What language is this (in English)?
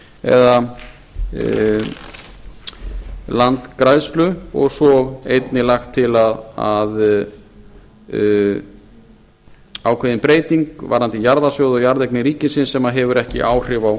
Icelandic